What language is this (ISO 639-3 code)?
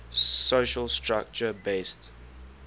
eng